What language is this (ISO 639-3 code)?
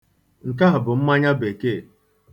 ibo